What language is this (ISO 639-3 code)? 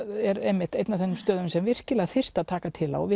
isl